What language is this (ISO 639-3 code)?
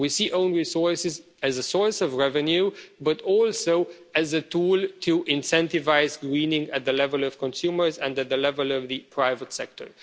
eng